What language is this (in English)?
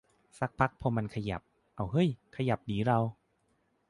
Thai